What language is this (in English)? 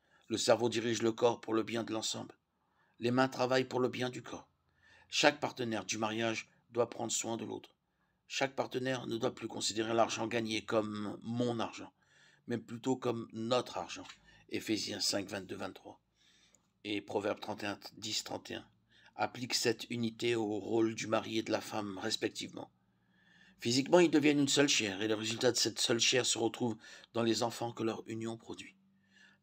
French